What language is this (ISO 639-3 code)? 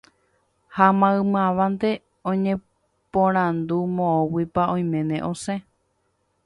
grn